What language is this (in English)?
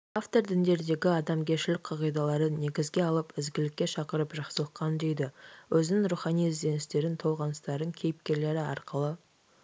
Kazakh